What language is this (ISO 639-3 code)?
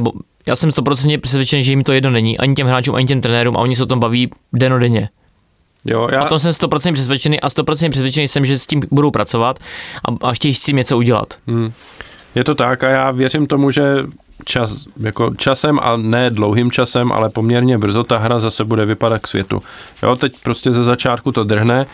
ces